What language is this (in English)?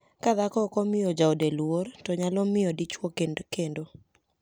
Luo (Kenya and Tanzania)